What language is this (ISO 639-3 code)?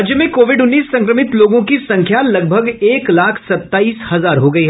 hin